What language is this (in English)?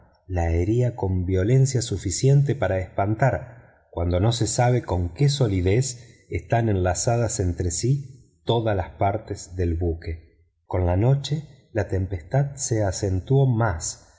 Spanish